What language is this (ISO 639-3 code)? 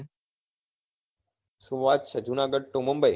guj